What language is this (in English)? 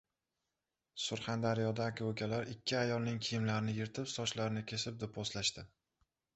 Uzbek